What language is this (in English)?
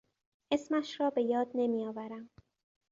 Persian